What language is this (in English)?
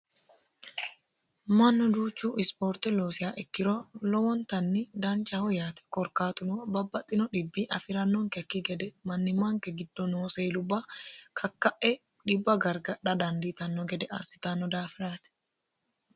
Sidamo